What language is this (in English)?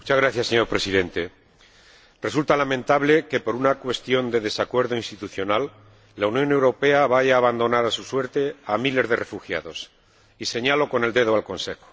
Spanish